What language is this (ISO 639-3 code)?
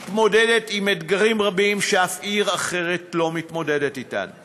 heb